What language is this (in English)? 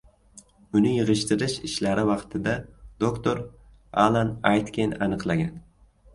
Uzbek